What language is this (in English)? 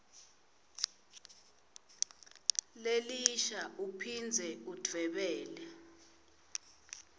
Swati